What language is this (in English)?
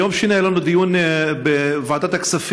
Hebrew